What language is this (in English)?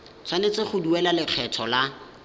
Tswana